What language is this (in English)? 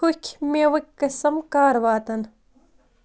Kashmiri